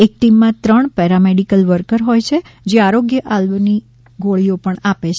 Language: Gujarati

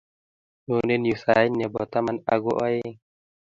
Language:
Kalenjin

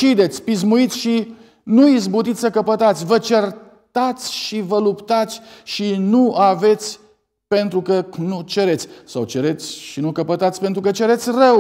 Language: Romanian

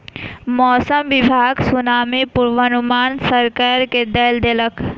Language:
Maithili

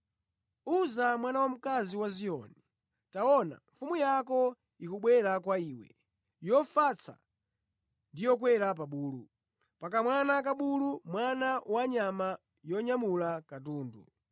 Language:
Nyanja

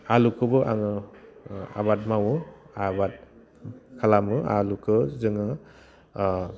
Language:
Bodo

